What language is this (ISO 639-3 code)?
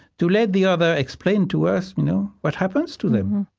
eng